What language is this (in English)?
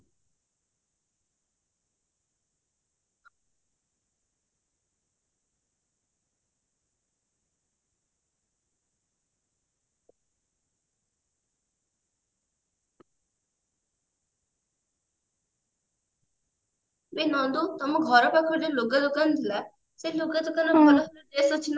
Odia